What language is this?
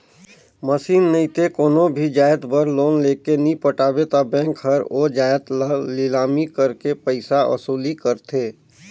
Chhattisgarhi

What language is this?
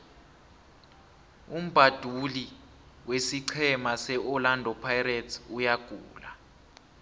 South Ndebele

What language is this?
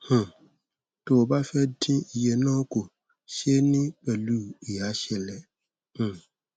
Yoruba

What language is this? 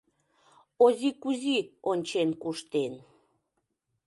Mari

